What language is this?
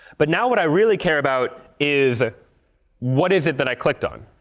English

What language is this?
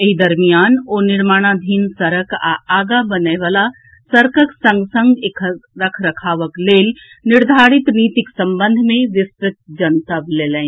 Maithili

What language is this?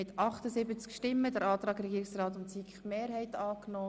Swiss German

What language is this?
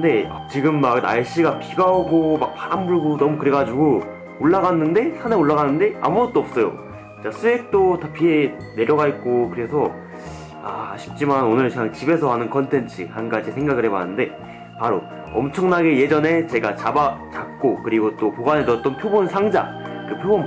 Korean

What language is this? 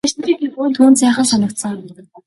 Mongolian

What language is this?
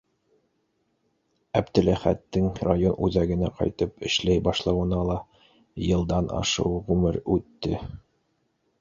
Bashkir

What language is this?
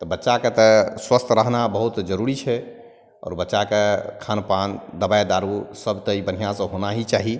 Maithili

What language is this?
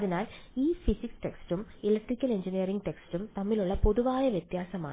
Malayalam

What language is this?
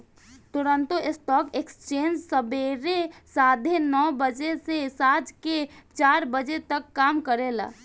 Bhojpuri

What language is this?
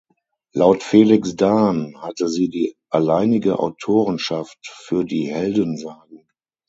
German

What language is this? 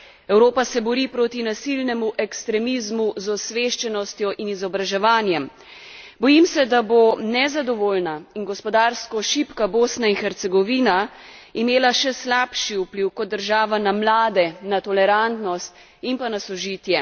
Slovenian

